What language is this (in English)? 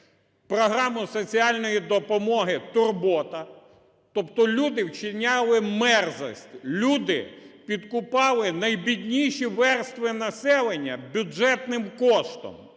Ukrainian